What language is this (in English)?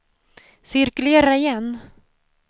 Swedish